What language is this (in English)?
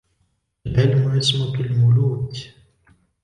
Arabic